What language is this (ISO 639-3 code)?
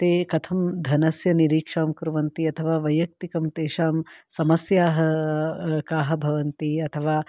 san